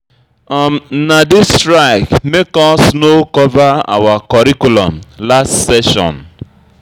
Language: Nigerian Pidgin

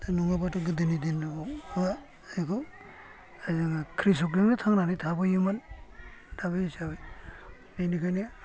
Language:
Bodo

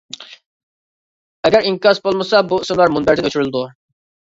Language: Uyghur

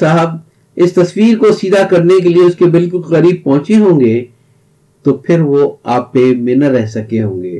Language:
Urdu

